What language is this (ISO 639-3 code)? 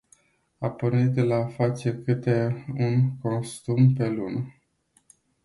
ron